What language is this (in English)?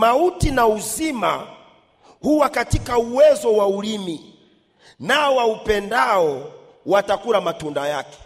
Swahili